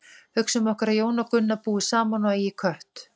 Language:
Icelandic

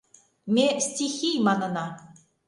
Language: Mari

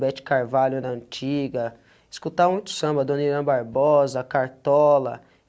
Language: Portuguese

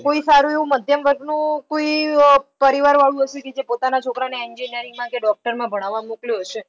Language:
Gujarati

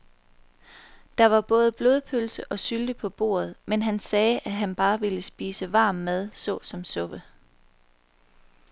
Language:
Danish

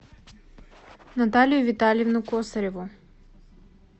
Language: Russian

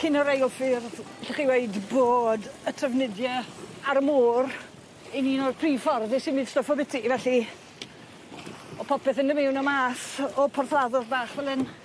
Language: Welsh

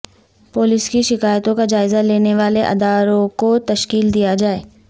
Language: Urdu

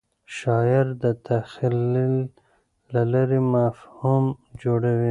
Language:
Pashto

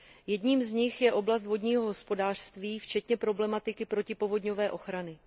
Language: Czech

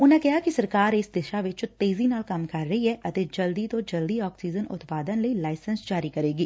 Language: Punjabi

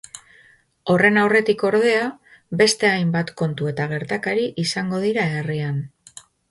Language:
Basque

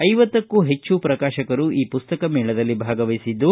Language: Kannada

